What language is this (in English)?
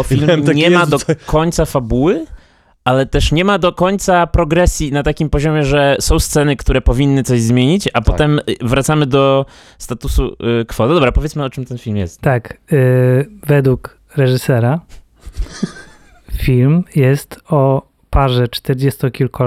Polish